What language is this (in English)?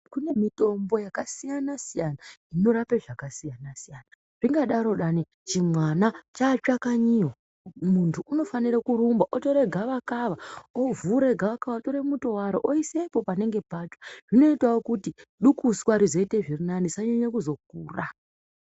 Ndau